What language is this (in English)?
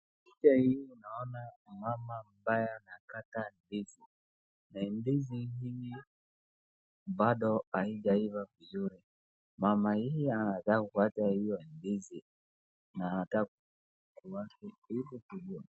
Swahili